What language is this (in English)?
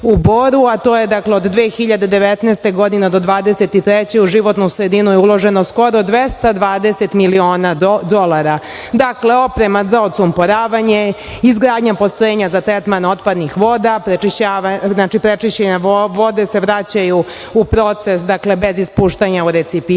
Serbian